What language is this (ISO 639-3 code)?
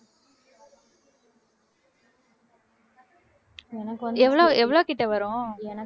tam